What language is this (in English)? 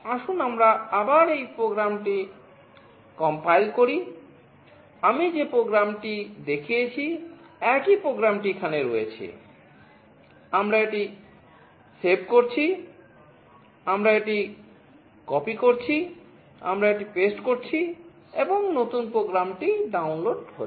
Bangla